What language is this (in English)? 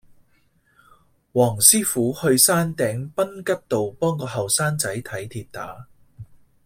Cantonese